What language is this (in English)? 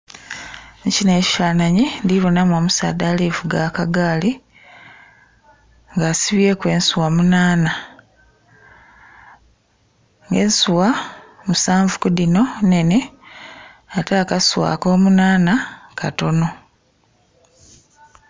Soga